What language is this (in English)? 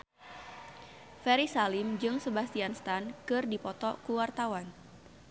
Sundanese